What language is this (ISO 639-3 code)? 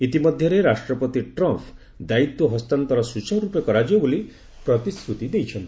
ori